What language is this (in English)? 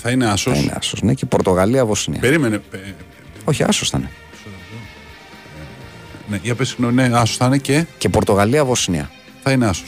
Greek